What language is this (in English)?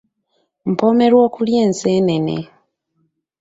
Ganda